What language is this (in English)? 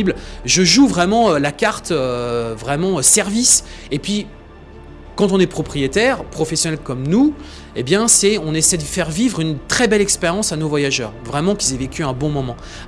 French